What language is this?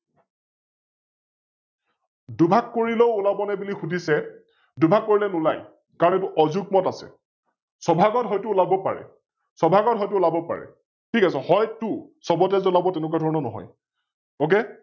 Assamese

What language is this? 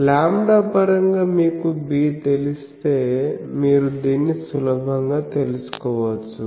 Telugu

